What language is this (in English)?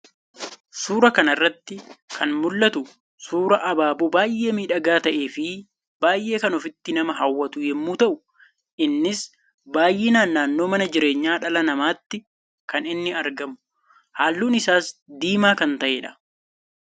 Oromo